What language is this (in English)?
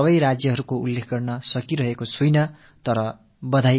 Tamil